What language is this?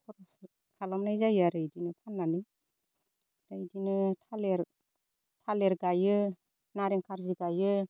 Bodo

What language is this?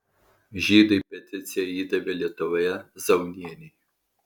Lithuanian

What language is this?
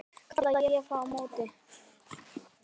Icelandic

